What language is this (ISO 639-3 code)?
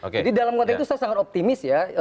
ind